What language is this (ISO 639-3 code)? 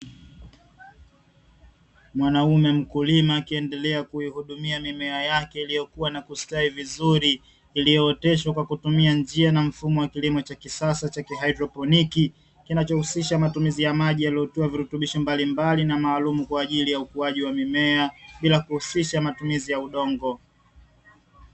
swa